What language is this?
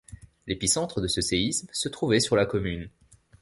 French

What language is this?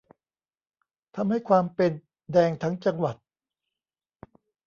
Thai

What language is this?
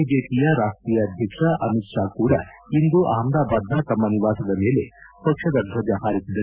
Kannada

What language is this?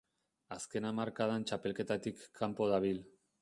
Basque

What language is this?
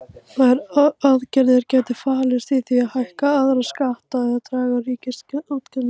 Icelandic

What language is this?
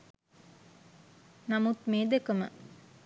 Sinhala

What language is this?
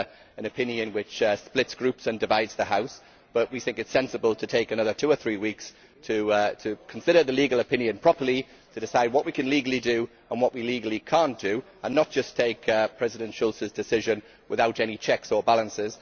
English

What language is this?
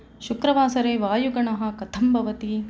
Sanskrit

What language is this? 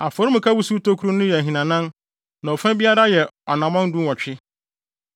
Akan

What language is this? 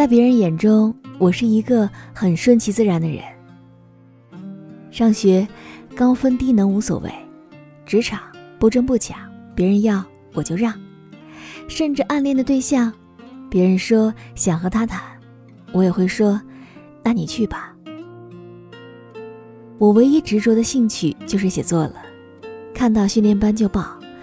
Chinese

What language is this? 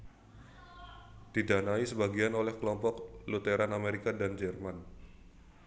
Javanese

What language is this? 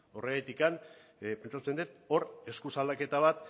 Basque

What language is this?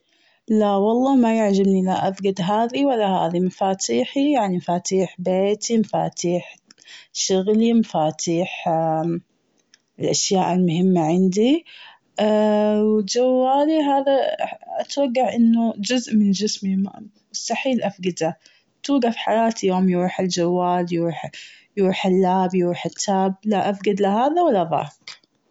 Gulf Arabic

